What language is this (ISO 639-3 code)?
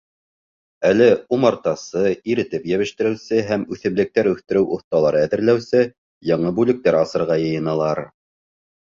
bak